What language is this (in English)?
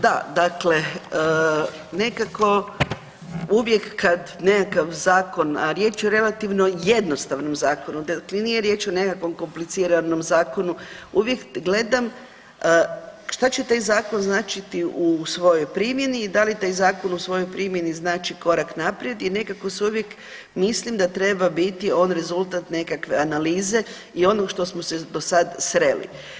Croatian